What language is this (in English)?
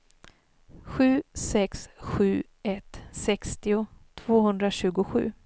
Swedish